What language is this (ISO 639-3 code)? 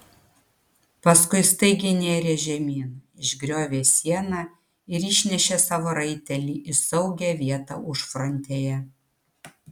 lit